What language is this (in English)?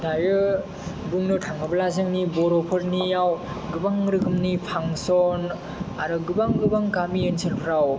Bodo